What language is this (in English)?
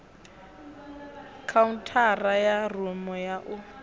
Venda